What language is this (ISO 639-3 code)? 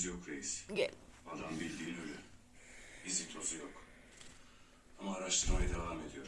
tur